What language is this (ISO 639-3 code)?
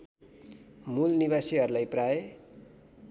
nep